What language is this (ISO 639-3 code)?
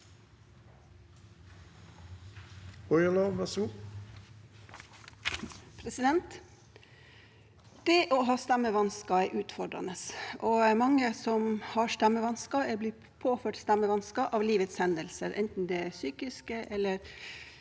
nor